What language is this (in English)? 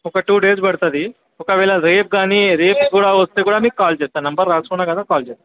Telugu